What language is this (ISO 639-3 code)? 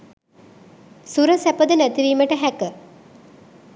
sin